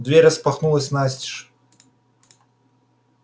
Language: Russian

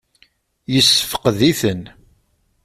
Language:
Kabyle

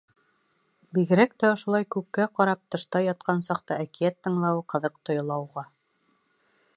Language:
Bashkir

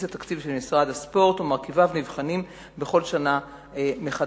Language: Hebrew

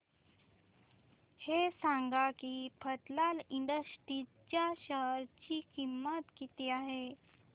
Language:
Marathi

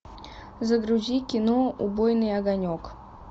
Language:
Russian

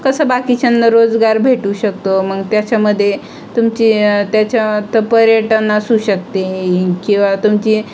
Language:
Marathi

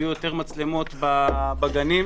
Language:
Hebrew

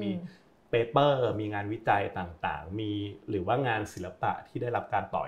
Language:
Thai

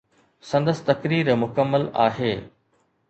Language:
Sindhi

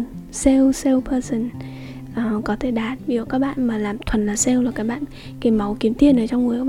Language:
Vietnamese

